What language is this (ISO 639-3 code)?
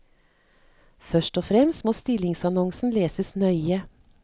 nor